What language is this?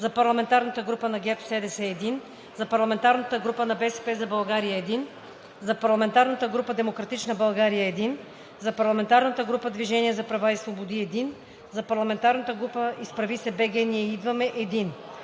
Bulgarian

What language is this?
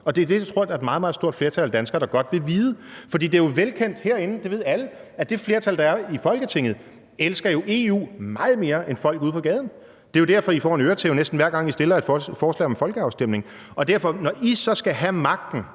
Danish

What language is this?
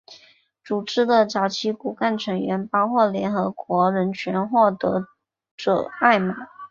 Chinese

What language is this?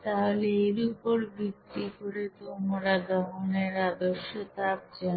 Bangla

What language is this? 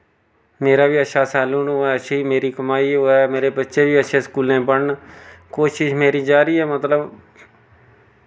Dogri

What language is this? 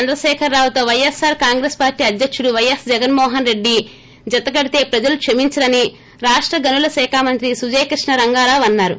Telugu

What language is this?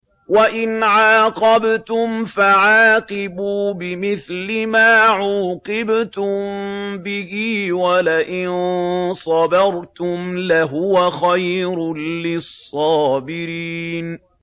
Arabic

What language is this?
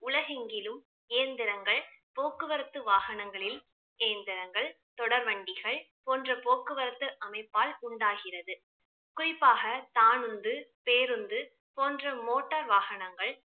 Tamil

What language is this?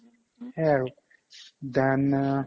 Assamese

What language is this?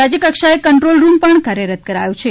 Gujarati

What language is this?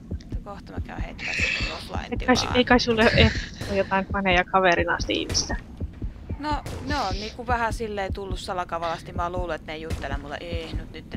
Finnish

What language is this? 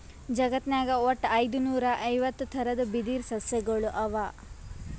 Kannada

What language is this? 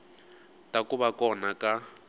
Tsonga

